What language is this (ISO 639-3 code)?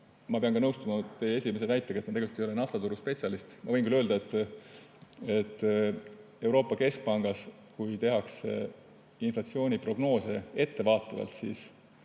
est